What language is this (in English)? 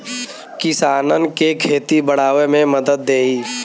Bhojpuri